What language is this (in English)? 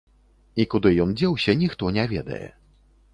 Belarusian